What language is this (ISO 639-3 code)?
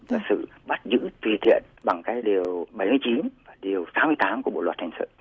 vie